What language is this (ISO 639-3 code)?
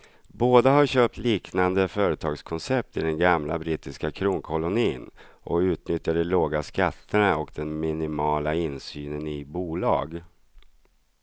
swe